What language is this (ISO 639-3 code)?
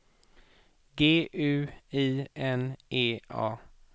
swe